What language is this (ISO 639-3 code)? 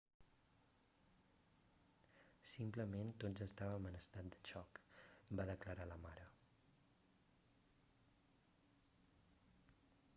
cat